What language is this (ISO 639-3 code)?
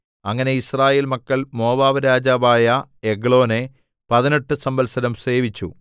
mal